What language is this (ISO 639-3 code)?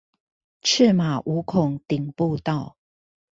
zho